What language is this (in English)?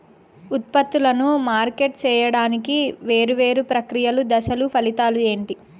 Telugu